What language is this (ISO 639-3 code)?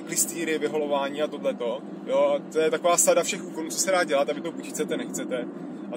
ces